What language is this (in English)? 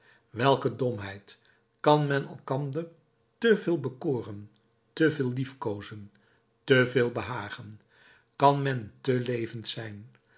Dutch